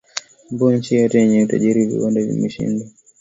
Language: Swahili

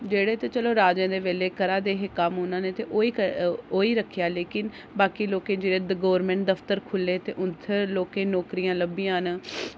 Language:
Dogri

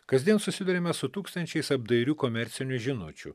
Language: Lithuanian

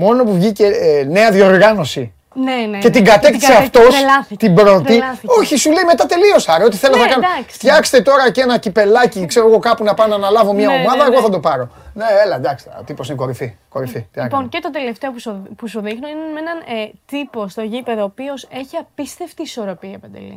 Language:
Greek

